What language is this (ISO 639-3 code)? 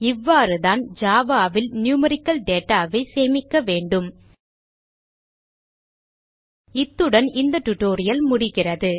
tam